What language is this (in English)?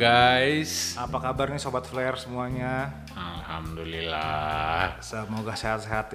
Indonesian